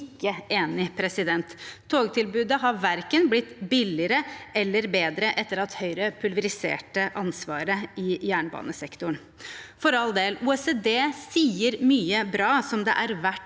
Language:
Norwegian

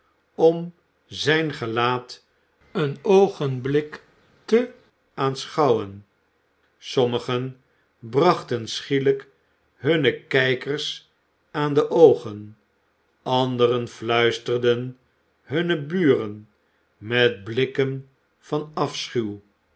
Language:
Dutch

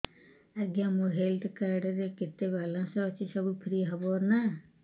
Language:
Odia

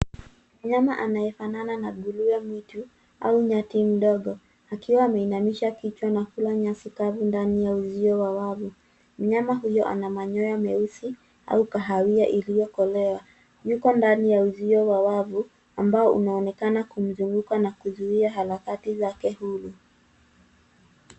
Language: Swahili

